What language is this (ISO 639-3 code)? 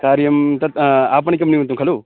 san